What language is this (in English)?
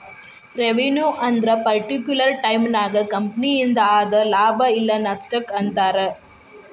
Kannada